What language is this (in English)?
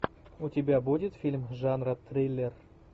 Russian